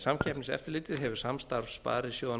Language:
Icelandic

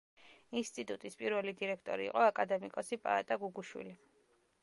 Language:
Georgian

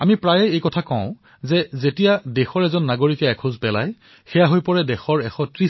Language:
Assamese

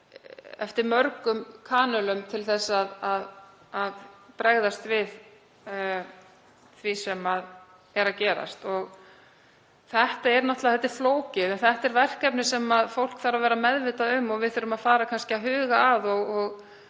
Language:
Icelandic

